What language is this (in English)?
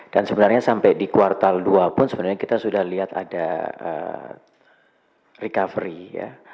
Indonesian